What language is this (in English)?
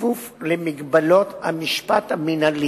Hebrew